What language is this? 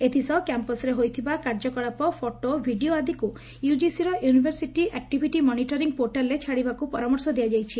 Odia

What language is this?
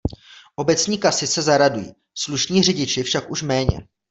Czech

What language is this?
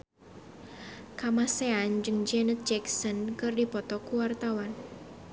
Sundanese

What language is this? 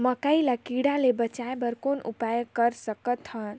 Chhattisgarhi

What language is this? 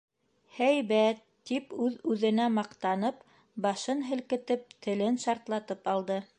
Bashkir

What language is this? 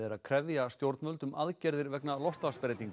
Icelandic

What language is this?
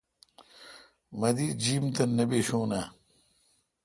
Kalkoti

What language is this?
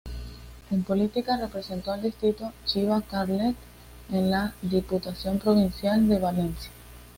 Spanish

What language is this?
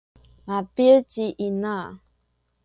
Sakizaya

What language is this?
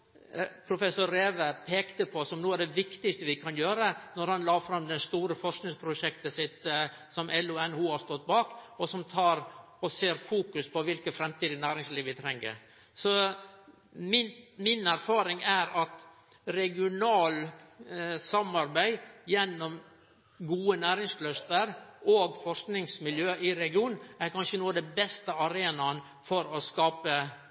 Norwegian Nynorsk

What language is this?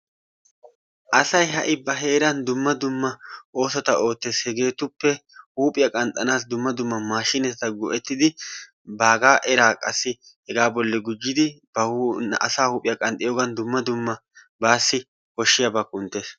Wolaytta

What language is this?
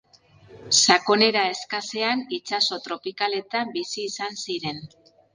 Basque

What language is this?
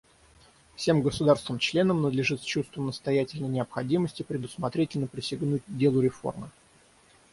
Russian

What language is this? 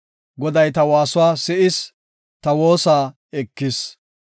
Gofa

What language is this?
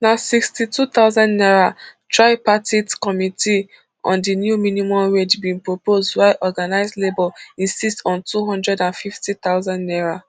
Nigerian Pidgin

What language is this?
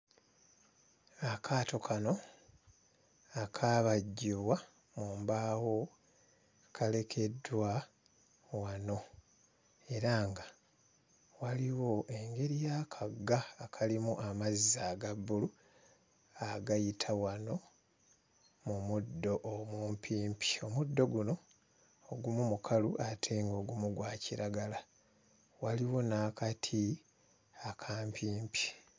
Ganda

